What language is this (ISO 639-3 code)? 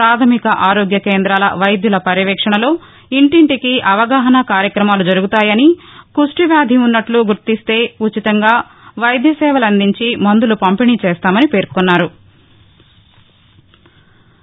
tel